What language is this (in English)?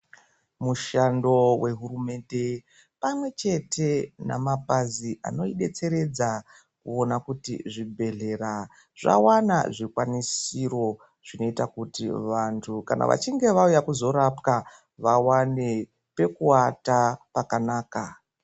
Ndau